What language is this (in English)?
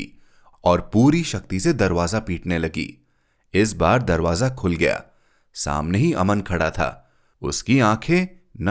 Hindi